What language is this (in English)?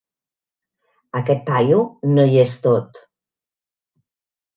Catalan